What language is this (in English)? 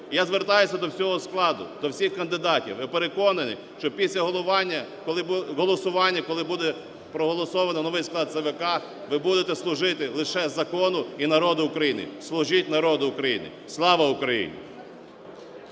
Ukrainian